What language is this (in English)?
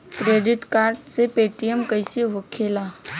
Bhojpuri